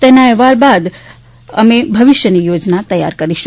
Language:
Gujarati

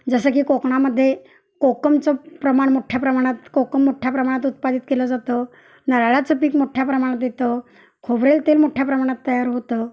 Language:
Marathi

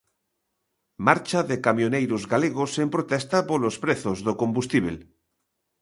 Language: Galician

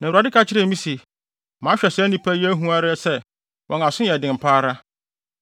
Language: Akan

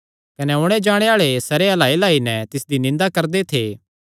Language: Kangri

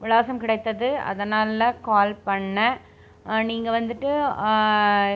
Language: Tamil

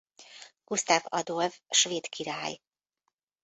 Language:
Hungarian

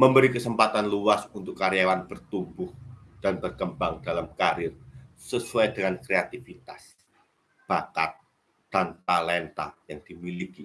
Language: Indonesian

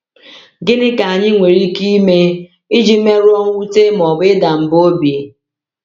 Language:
Igbo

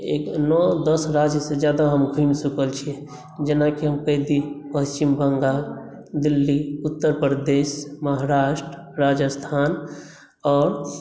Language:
Maithili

